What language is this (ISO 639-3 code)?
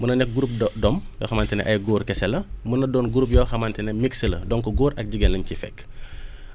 wol